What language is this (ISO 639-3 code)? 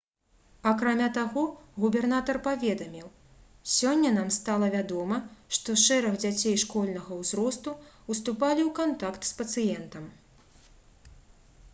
bel